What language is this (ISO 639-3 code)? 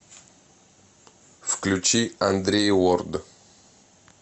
rus